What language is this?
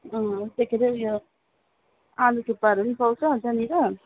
Nepali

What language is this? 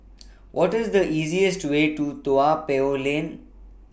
English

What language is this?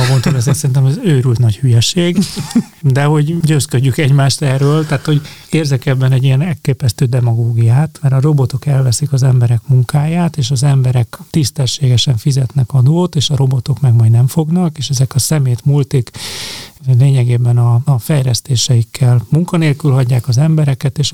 Hungarian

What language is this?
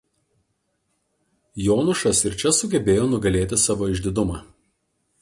Lithuanian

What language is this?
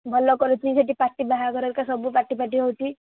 Odia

